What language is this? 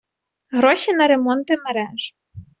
Ukrainian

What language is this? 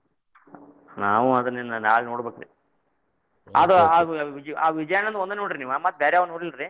Kannada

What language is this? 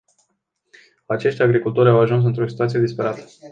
Romanian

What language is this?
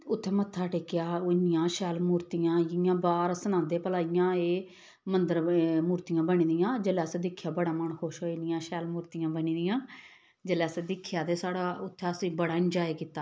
Dogri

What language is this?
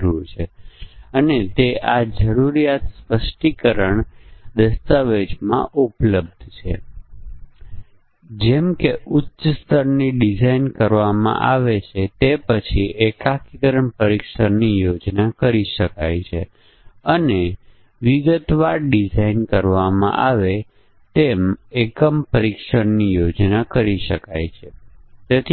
Gujarati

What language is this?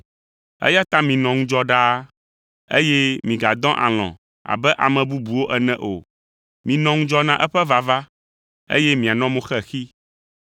Ewe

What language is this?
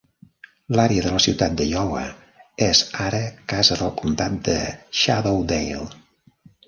Catalan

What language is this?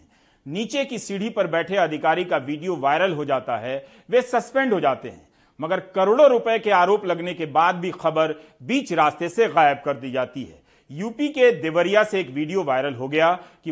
Hindi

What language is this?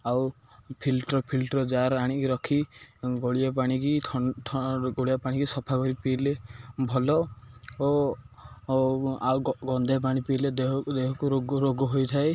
Odia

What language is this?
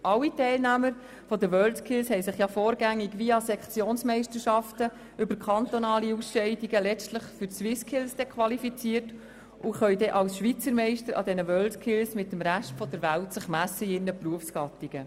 Swiss German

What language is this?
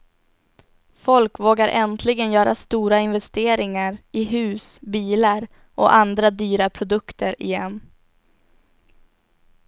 Swedish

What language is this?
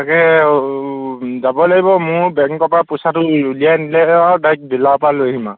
Assamese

